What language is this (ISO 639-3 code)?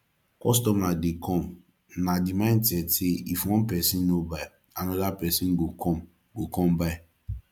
pcm